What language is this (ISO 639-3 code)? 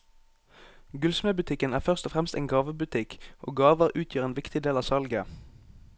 nor